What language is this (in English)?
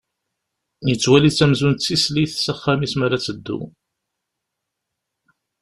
Kabyle